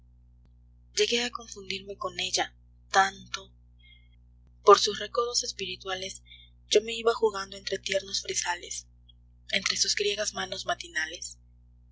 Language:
Spanish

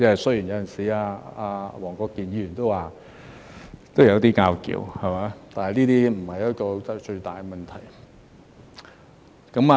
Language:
Cantonese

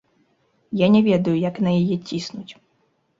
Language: Belarusian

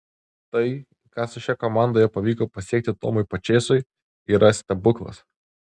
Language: Lithuanian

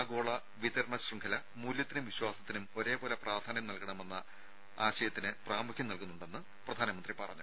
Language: Malayalam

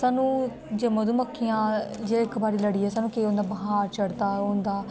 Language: Dogri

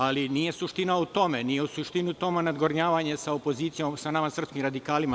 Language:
Serbian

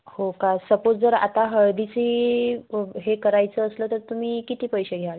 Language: Marathi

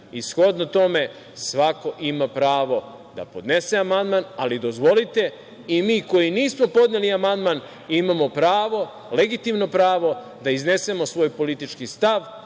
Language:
Serbian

